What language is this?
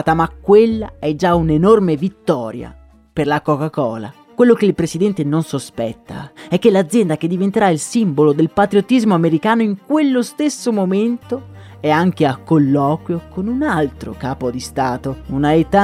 Italian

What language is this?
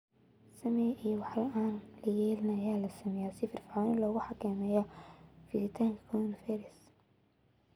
Somali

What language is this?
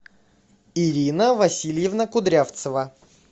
Russian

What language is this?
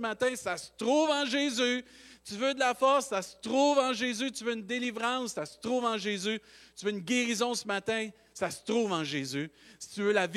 French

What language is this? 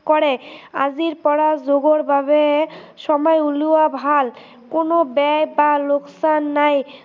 Assamese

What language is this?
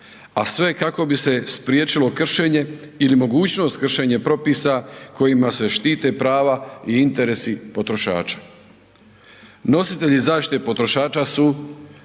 Croatian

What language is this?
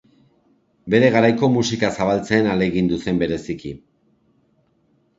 Basque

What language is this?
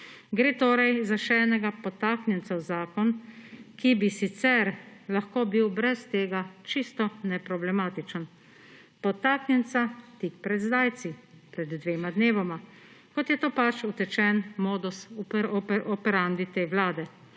Slovenian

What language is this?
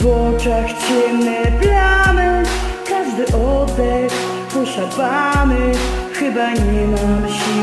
Polish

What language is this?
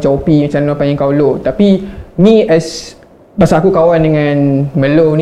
Malay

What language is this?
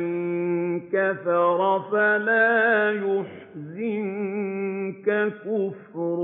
Arabic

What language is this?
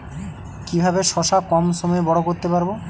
Bangla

